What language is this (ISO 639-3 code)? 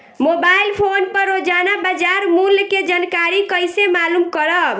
bho